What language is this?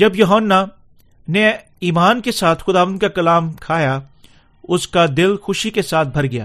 Urdu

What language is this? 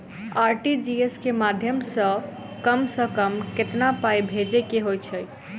Maithili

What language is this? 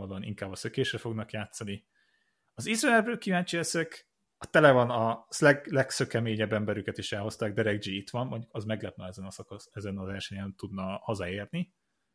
Hungarian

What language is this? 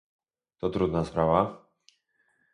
Polish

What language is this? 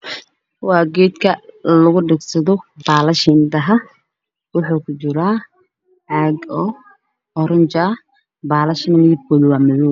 Somali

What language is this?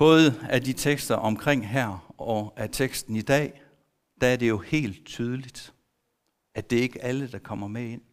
Danish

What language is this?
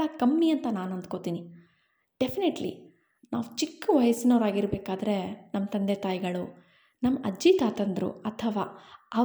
Kannada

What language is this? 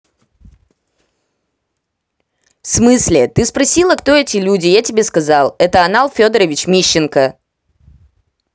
Russian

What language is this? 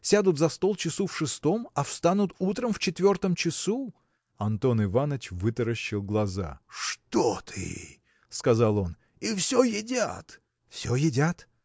Russian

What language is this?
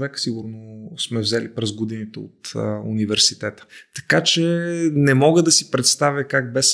Bulgarian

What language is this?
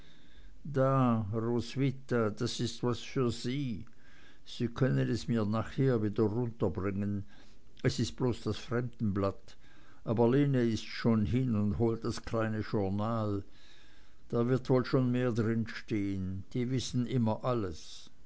German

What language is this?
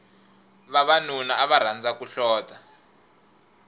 Tsonga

